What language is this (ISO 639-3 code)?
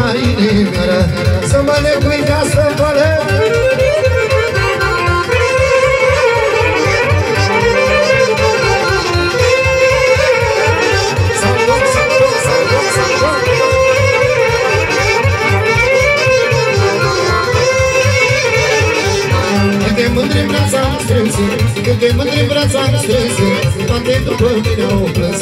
ron